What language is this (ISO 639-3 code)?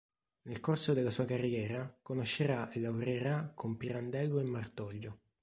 ita